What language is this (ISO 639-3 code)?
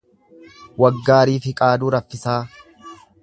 orm